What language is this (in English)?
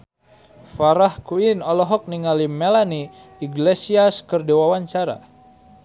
Sundanese